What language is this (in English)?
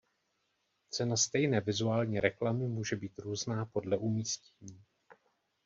Czech